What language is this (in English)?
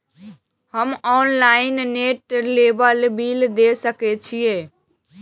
Maithili